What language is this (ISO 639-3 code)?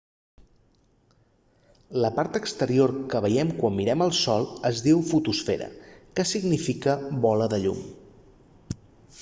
cat